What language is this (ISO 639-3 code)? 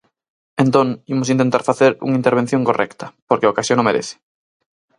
glg